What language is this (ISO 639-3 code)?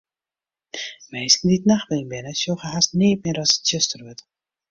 fry